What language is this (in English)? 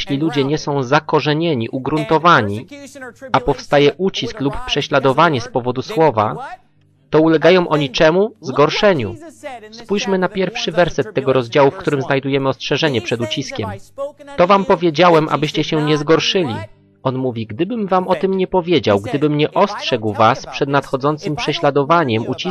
Polish